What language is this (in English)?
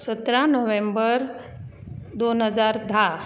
Konkani